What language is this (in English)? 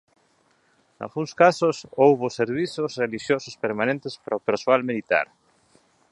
Galician